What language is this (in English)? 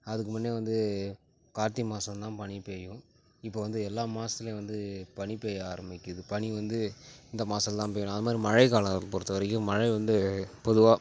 Tamil